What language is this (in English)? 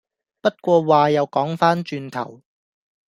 Cantonese